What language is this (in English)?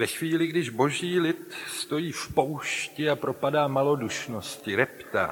Czech